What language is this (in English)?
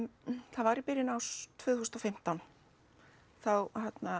Icelandic